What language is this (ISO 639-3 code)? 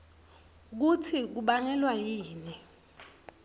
ssw